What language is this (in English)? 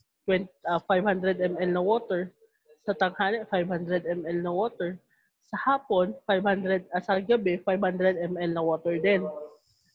Filipino